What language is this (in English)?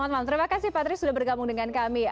Indonesian